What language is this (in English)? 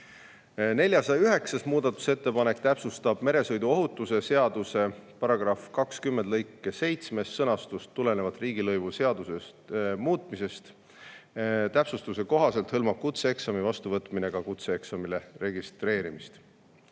Estonian